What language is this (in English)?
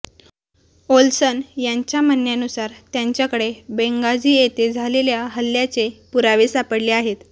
Marathi